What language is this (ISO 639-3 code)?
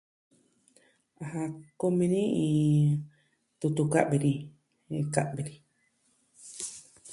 meh